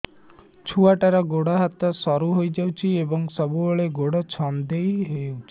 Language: Odia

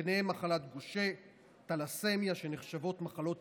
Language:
Hebrew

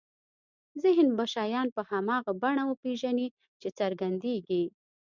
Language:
Pashto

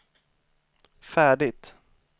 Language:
Swedish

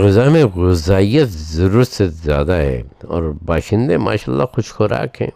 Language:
Urdu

